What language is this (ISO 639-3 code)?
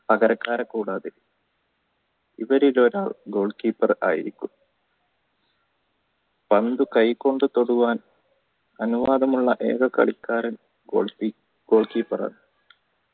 mal